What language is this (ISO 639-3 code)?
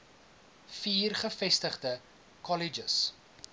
afr